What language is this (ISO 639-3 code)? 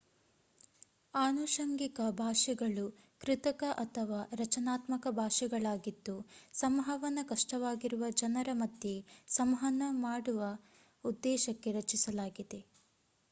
kan